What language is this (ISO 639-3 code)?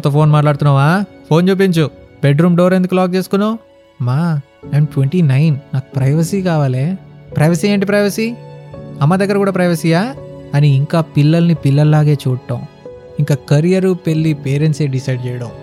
tel